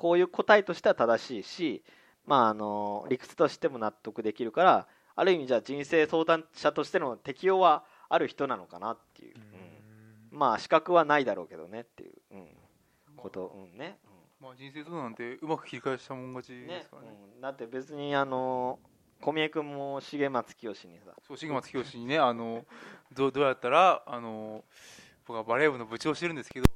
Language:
Japanese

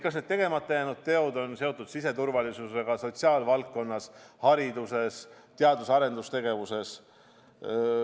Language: Estonian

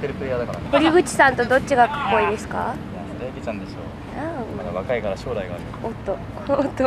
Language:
Japanese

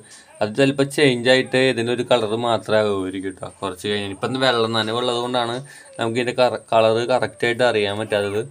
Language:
Hindi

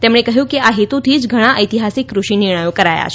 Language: Gujarati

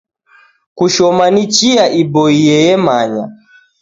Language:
Taita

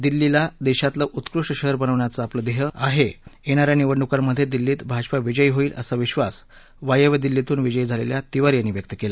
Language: Marathi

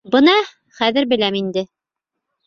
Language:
Bashkir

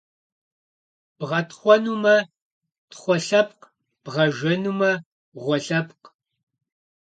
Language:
Kabardian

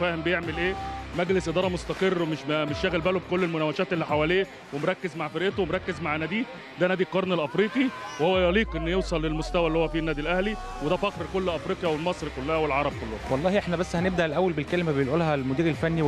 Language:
Arabic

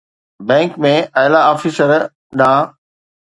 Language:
Sindhi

